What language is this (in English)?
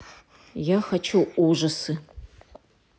Russian